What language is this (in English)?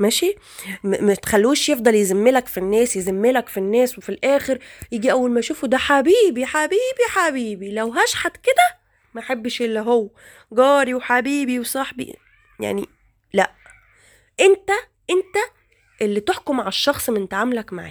Arabic